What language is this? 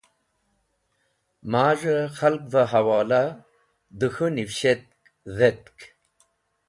Wakhi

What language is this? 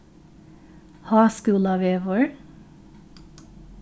Faroese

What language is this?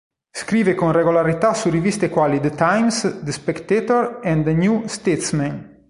Italian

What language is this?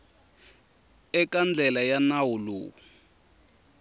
Tsonga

